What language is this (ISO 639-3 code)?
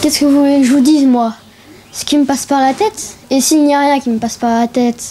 fra